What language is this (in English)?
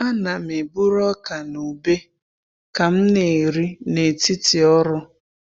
Igbo